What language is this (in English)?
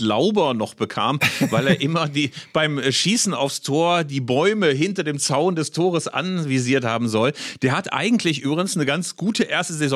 German